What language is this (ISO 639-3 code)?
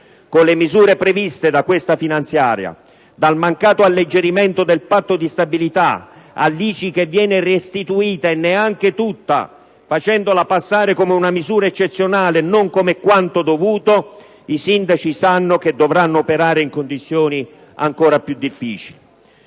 ita